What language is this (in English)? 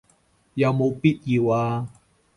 Cantonese